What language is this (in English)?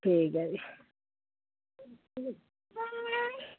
Dogri